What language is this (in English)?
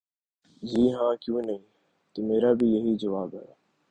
Urdu